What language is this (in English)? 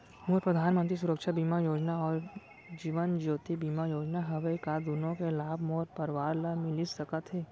Chhattisgarhi